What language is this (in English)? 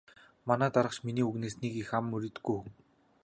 Mongolian